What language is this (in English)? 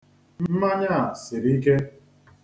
Igbo